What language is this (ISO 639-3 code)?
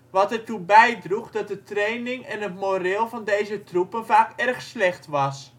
nld